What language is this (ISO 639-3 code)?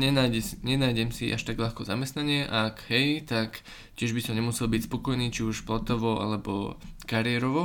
slk